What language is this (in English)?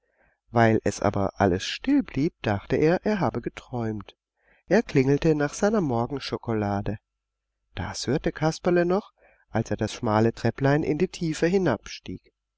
German